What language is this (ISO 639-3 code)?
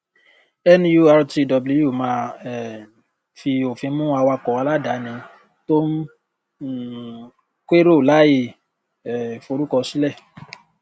yor